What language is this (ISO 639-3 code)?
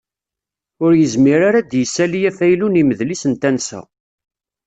kab